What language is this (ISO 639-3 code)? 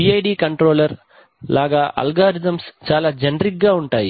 tel